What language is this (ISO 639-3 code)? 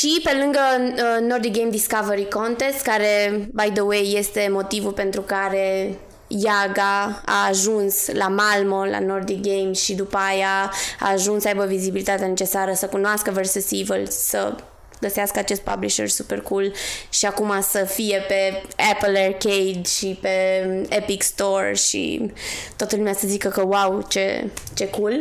ron